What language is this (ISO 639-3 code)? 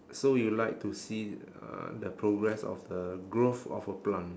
eng